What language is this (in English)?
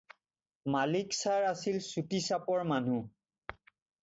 Assamese